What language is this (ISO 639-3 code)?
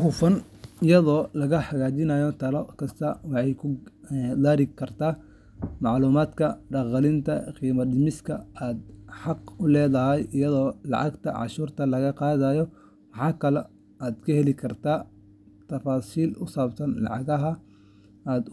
som